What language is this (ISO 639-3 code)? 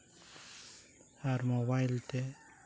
sat